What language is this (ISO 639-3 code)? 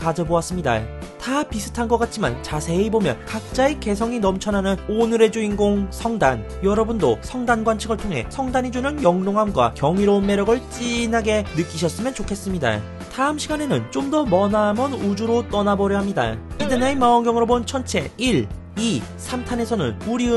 kor